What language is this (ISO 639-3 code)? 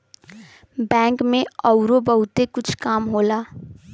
bho